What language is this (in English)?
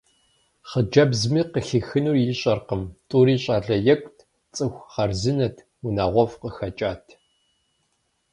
Kabardian